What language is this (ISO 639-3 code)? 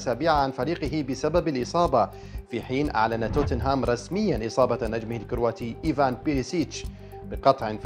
ara